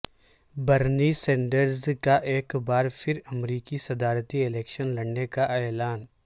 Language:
Urdu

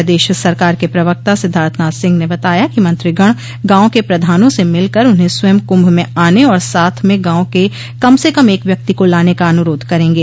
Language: Hindi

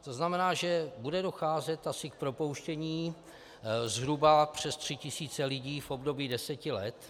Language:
Czech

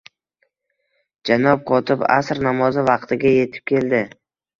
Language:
Uzbek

